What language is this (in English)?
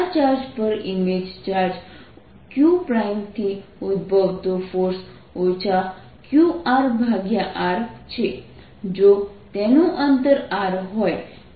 Gujarati